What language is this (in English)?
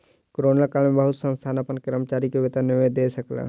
Maithili